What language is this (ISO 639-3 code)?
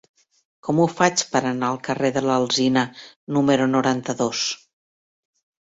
cat